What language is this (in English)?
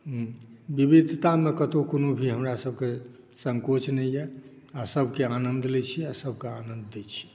Maithili